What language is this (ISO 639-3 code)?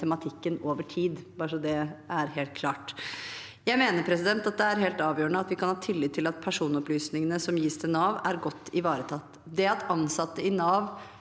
nor